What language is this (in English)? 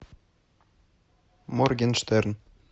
Russian